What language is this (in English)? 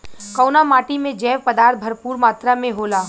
Bhojpuri